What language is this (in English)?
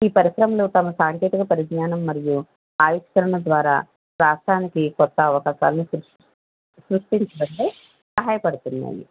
Telugu